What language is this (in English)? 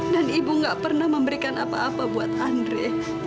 Indonesian